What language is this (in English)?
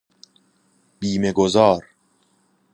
Persian